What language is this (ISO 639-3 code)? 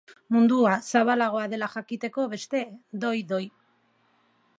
eus